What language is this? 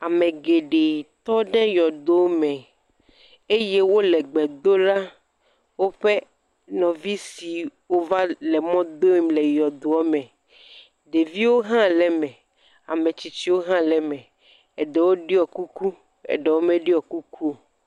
Ewe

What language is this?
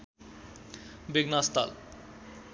Nepali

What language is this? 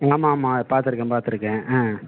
Tamil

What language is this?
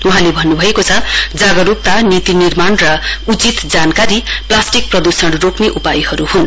Nepali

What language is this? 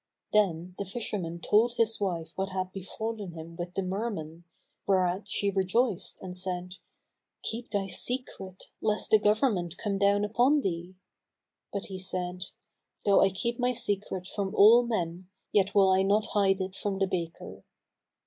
English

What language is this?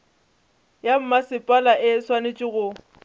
Northern Sotho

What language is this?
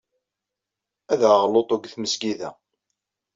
Kabyle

